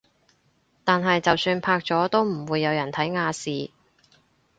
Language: Cantonese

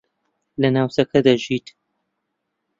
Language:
Central Kurdish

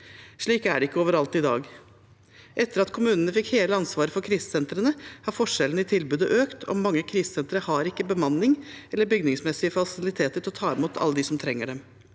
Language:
Norwegian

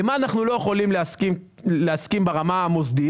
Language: Hebrew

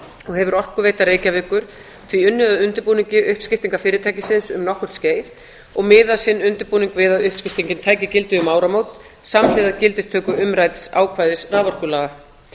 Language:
Icelandic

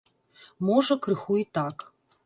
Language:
Belarusian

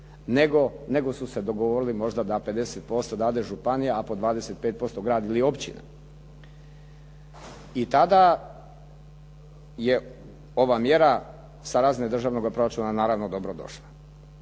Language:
Croatian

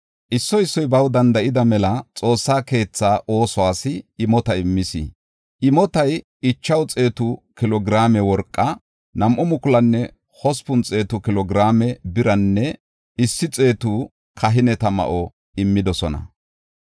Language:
Gofa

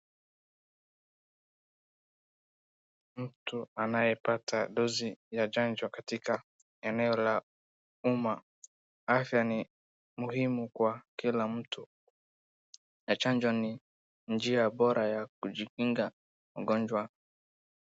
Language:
Swahili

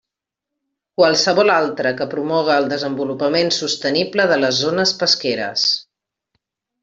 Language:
Catalan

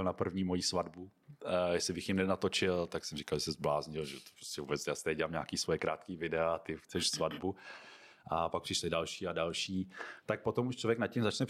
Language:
Czech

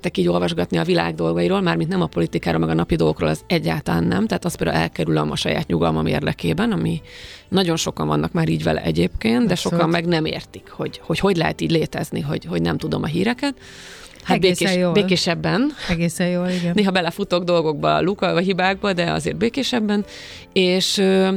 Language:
Hungarian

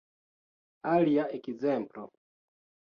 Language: Esperanto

